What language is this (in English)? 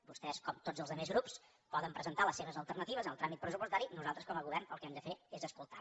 Catalan